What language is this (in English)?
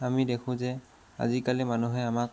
Assamese